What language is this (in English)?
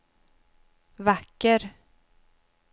Swedish